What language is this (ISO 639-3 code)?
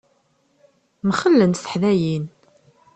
kab